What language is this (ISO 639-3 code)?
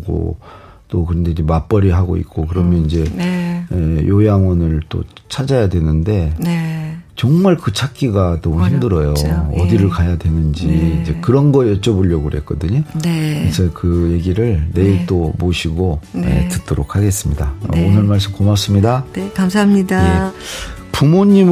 kor